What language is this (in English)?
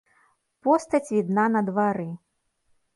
Belarusian